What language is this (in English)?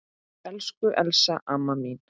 Icelandic